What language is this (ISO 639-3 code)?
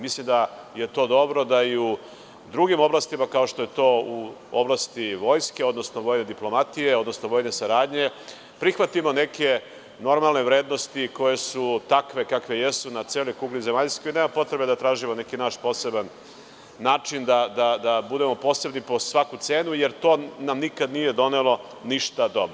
srp